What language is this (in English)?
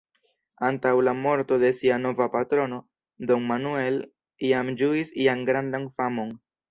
Esperanto